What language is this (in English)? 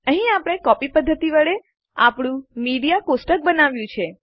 Gujarati